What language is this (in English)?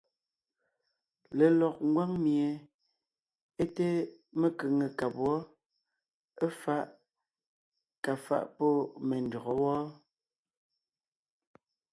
Ngiemboon